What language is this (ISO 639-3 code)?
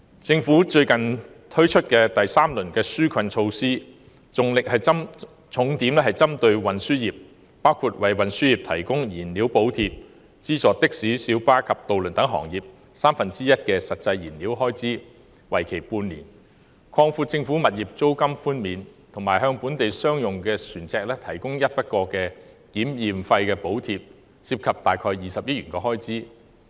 yue